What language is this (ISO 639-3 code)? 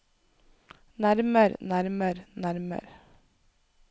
nor